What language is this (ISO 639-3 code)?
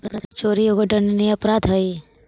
mag